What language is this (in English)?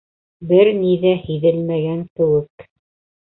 Bashkir